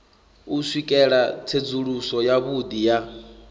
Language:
Venda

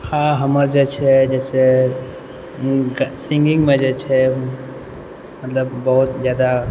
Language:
Maithili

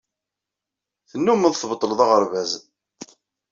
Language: Kabyle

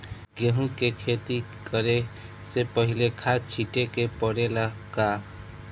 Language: Bhojpuri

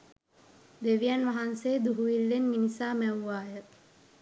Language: Sinhala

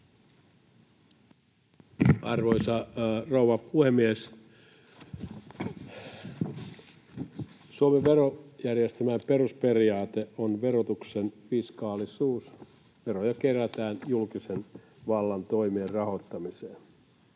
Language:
Finnish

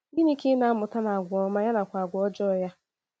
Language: Igbo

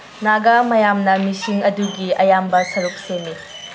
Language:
Manipuri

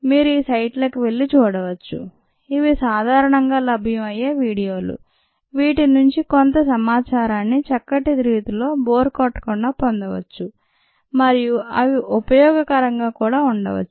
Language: Telugu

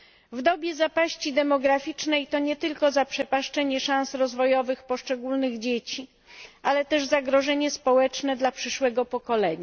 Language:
Polish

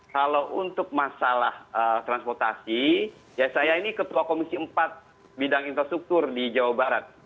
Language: Indonesian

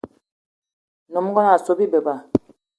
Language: Eton (Cameroon)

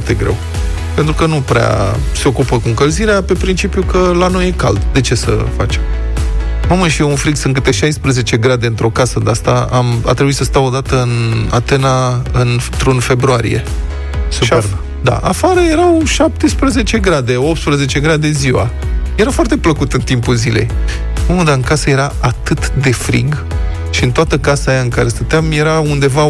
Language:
Romanian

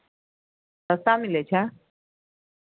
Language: Maithili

